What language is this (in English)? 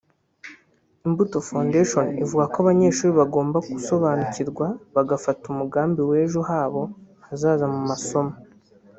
Kinyarwanda